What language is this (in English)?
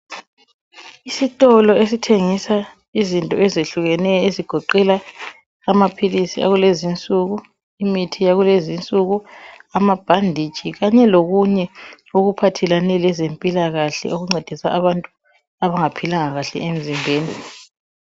North Ndebele